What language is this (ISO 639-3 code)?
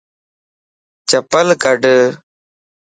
lss